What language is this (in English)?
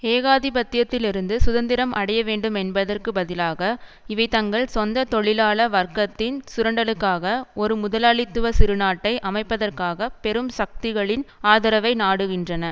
Tamil